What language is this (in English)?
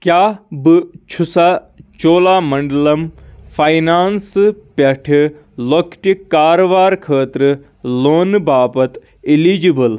Kashmiri